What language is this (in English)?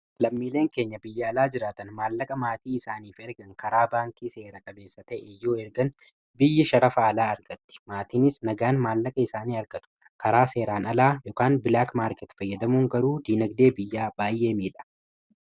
Oromo